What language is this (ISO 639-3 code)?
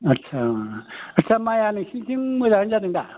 brx